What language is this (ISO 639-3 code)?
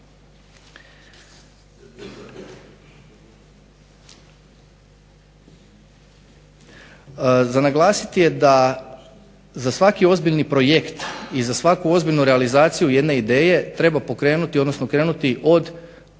hrv